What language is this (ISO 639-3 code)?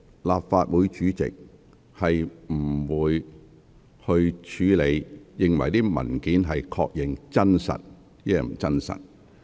yue